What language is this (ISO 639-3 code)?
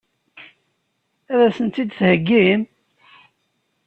kab